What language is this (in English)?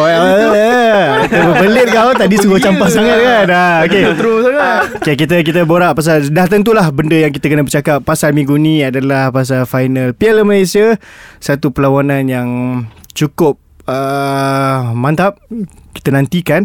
Malay